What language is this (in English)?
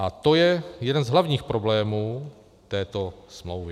Czech